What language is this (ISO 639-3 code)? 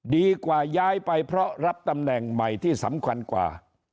tha